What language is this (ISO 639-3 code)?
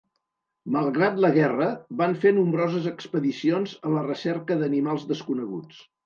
cat